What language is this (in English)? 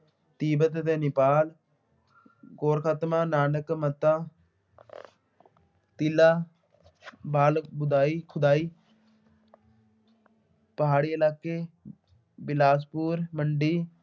Punjabi